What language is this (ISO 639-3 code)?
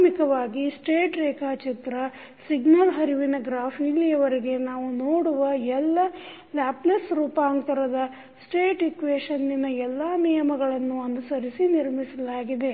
kan